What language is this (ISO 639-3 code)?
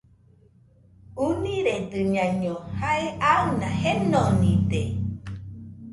hux